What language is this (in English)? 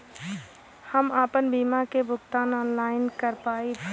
Bhojpuri